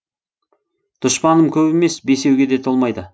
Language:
Kazakh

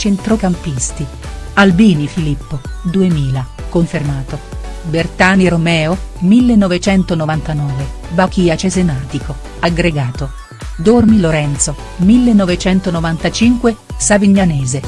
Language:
Italian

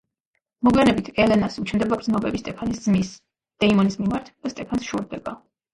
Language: Georgian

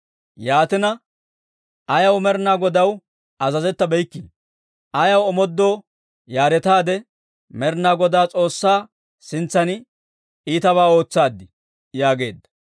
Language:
Dawro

